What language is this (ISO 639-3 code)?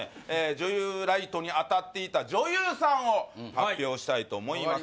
jpn